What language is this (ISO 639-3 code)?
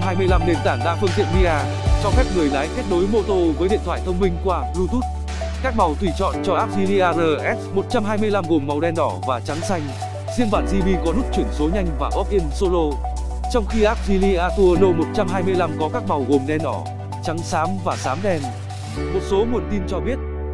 vie